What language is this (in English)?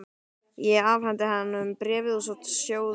Icelandic